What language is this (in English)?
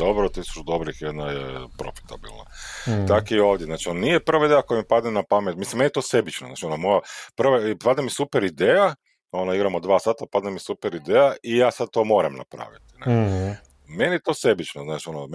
Croatian